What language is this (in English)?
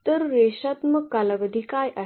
Marathi